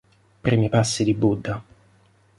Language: Italian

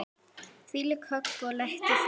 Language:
Icelandic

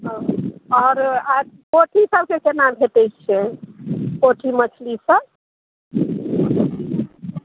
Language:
Maithili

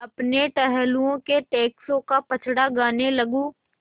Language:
Hindi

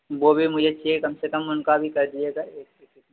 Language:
Hindi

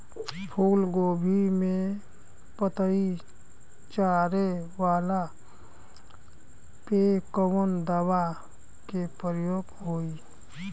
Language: Bhojpuri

